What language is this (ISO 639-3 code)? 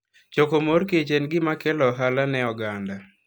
luo